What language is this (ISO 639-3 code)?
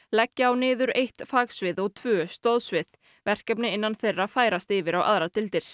isl